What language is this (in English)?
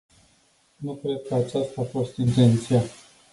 Romanian